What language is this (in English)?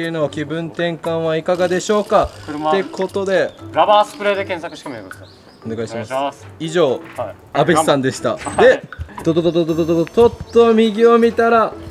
Japanese